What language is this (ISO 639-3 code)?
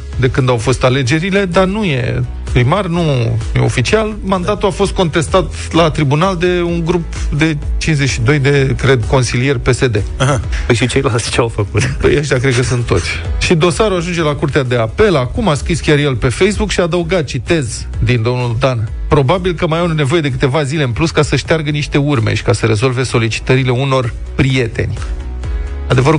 ron